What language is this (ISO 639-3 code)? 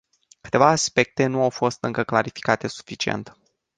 ron